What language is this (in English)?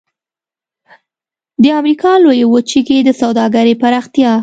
Pashto